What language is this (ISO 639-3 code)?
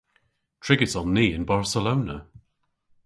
cor